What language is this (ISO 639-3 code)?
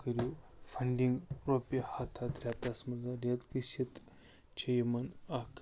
kas